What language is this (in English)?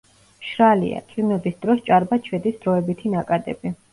Georgian